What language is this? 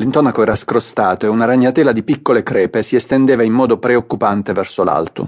Italian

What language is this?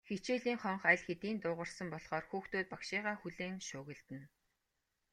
Mongolian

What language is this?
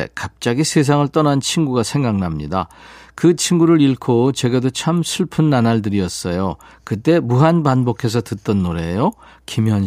Korean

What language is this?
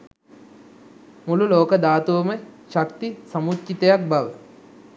Sinhala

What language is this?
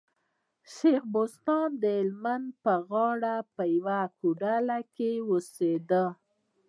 Pashto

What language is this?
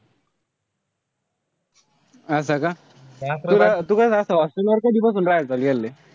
Marathi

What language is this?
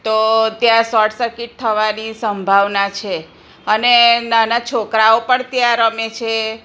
Gujarati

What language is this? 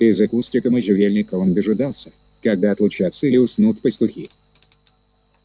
Russian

